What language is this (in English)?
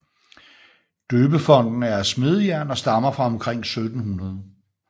Danish